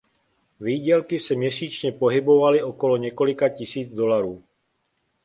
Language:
Czech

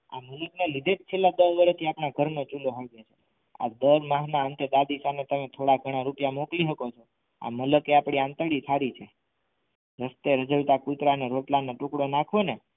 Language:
Gujarati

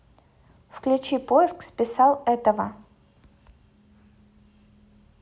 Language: Russian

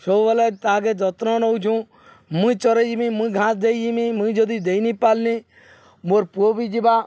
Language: Odia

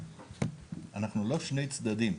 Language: Hebrew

